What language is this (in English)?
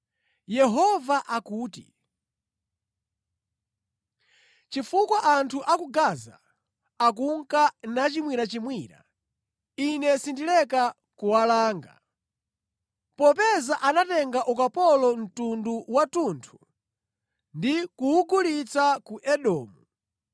Nyanja